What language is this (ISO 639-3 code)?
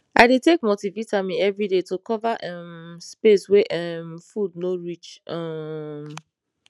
pcm